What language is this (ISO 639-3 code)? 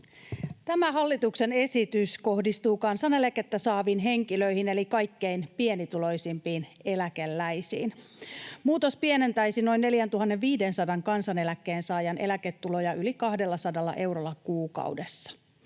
fin